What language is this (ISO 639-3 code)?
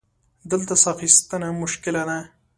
pus